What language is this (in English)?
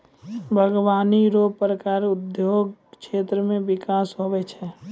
Maithili